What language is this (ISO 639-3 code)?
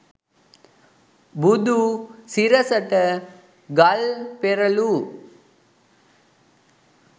sin